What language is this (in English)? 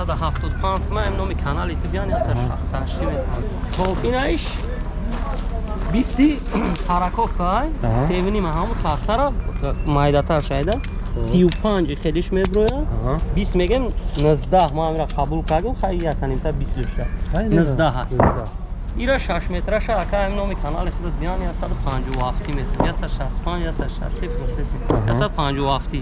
Turkish